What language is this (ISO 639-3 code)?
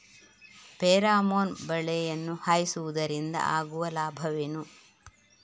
kan